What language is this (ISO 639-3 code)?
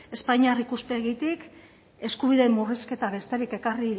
eus